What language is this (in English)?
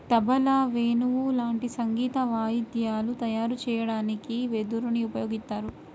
Telugu